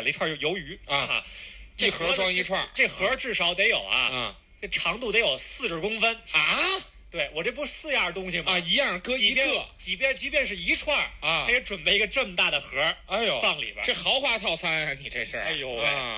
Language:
Chinese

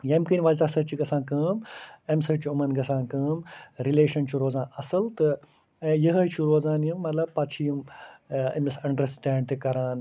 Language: Kashmiri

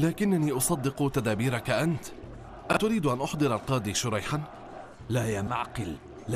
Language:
Arabic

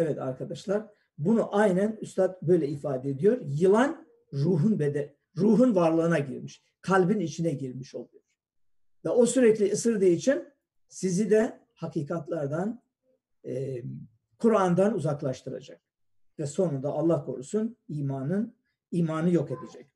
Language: Turkish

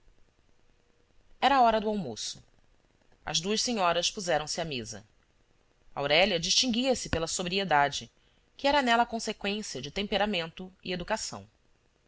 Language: Portuguese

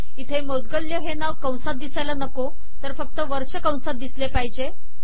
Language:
Marathi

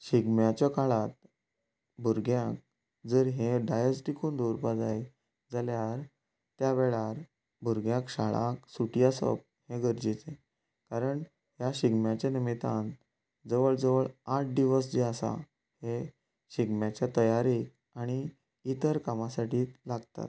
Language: Konkani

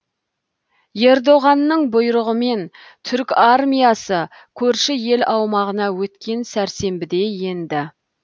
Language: Kazakh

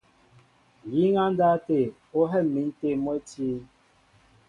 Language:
Mbo (Cameroon)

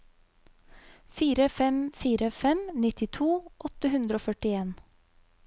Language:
Norwegian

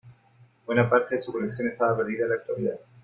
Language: Spanish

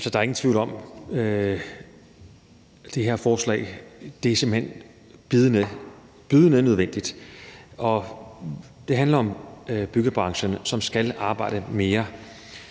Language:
Danish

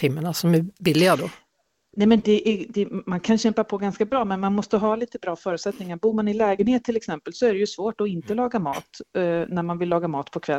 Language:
Swedish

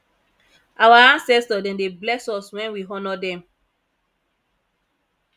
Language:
Nigerian Pidgin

